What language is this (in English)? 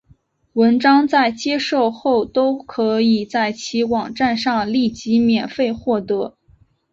Chinese